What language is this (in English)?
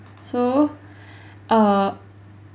English